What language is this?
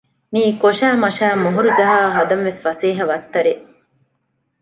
Divehi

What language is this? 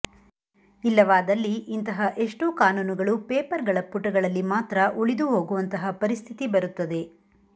Kannada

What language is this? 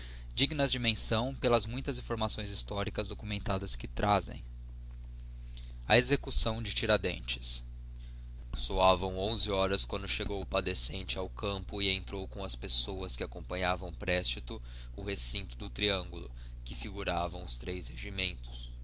Portuguese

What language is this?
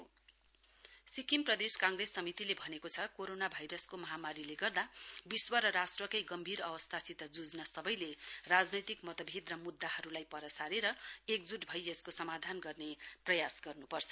Nepali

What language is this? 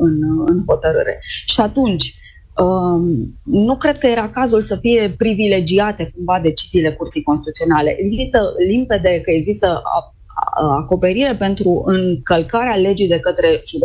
Romanian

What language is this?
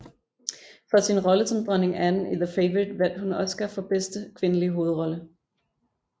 Danish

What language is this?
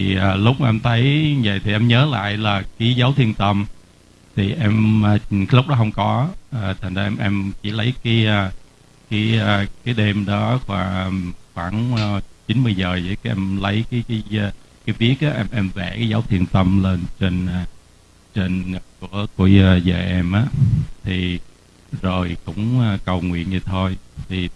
Vietnamese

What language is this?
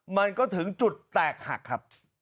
Thai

